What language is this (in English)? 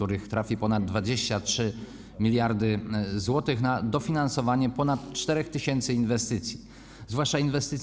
Polish